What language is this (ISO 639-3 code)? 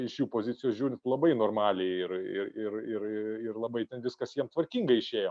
lit